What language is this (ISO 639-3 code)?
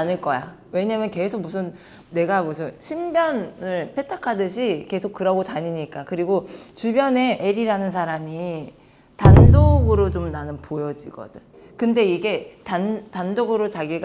kor